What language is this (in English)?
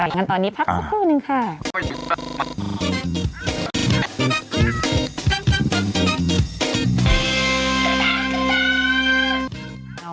Thai